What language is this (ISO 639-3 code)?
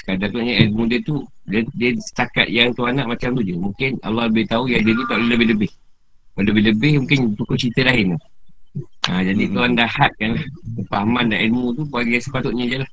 msa